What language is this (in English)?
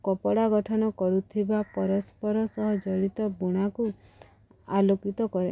Odia